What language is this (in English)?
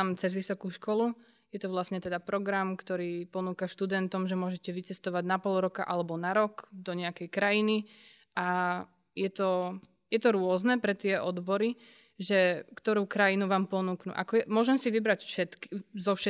Slovak